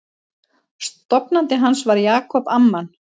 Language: Icelandic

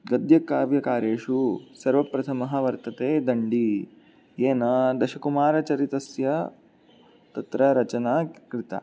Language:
Sanskrit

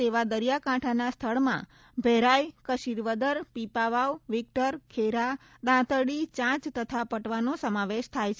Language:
Gujarati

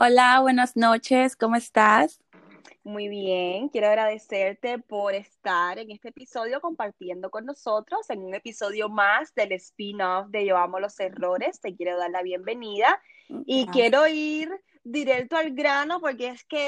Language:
Spanish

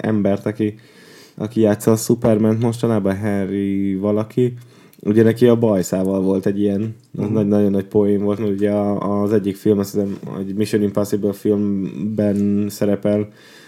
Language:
Hungarian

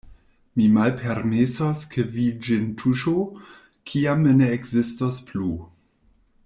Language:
Esperanto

